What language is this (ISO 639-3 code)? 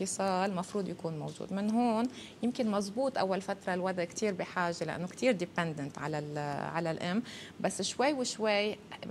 ara